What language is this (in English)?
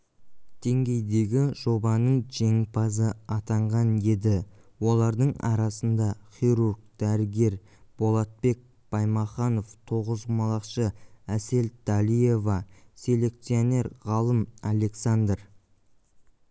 Kazakh